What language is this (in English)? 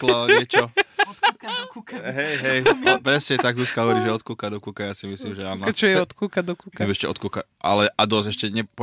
Slovak